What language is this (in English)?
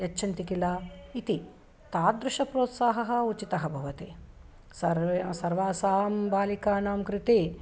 Sanskrit